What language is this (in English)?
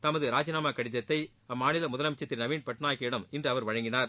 Tamil